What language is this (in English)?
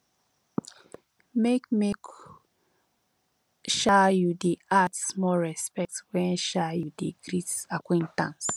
Nigerian Pidgin